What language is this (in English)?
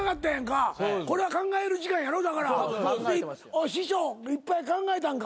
Japanese